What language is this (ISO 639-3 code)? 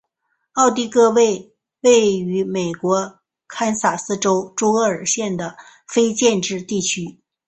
zho